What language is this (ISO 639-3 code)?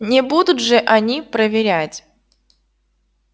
rus